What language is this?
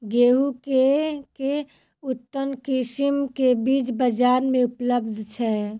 Maithili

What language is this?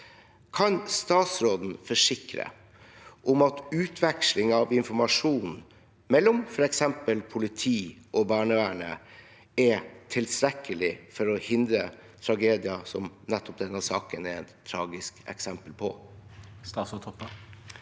Norwegian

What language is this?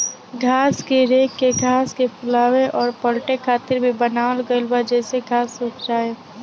Bhojpuri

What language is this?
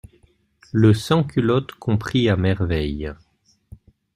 French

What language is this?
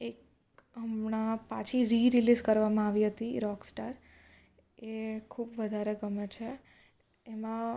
Gujarati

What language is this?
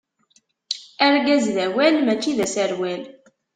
Kabyle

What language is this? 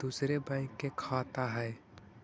Magahi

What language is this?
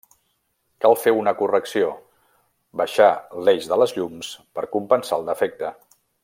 Catalan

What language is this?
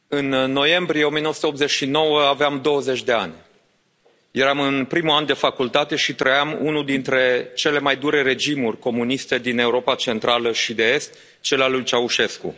Romanian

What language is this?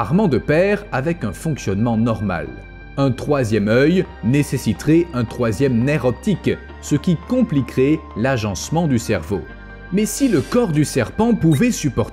French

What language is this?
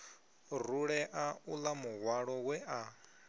Venda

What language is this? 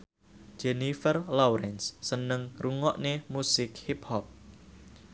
Javanese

